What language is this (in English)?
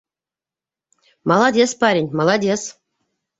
Bashkir